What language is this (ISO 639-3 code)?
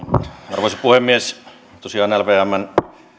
fin